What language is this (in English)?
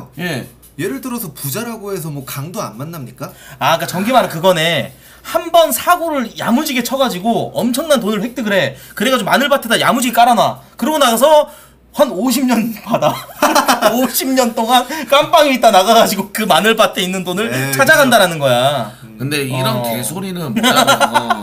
Korean